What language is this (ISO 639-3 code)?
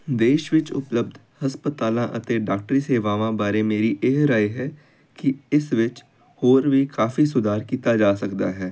pan